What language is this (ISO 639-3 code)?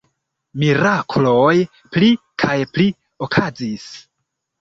epo